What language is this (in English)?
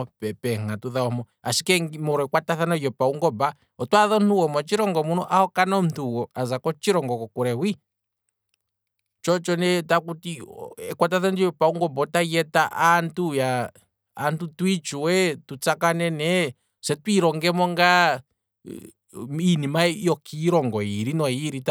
Kwambi